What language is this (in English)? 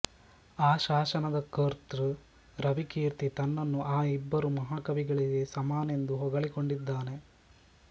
Kannada